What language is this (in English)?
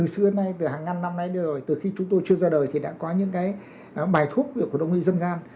Vietnamese